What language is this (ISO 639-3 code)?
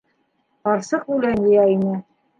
bak